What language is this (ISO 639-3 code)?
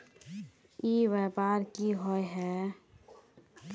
mag